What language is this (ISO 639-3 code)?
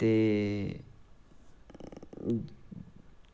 doi